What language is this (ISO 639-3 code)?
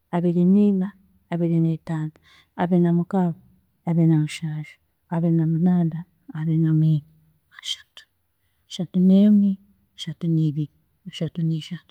cgg